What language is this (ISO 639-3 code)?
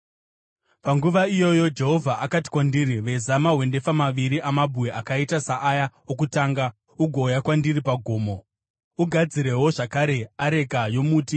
sna